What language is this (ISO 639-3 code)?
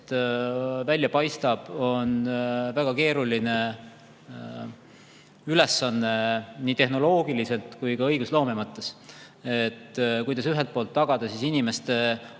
est